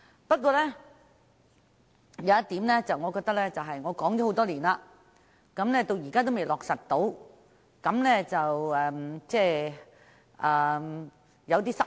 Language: Cantonese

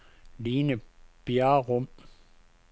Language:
Danish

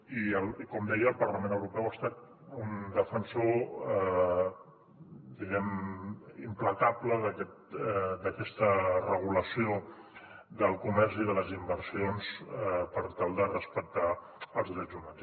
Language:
Catalan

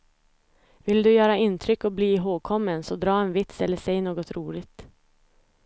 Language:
Swedish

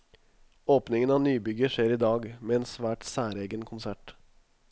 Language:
Norwegian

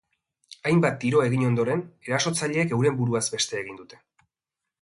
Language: Basque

